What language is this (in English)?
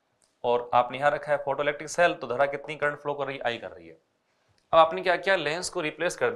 Hindi